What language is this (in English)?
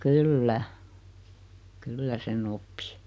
Finnish